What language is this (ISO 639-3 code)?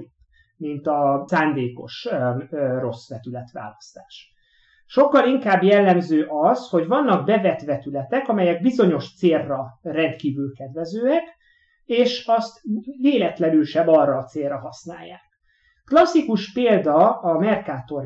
hun